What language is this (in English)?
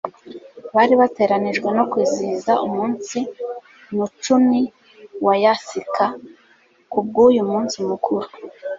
Kinyarwanda